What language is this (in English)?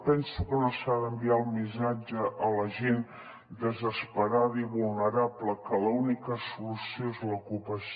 Catalan